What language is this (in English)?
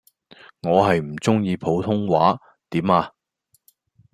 Cantonese